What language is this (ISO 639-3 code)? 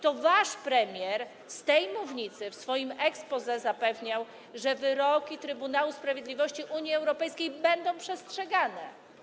pol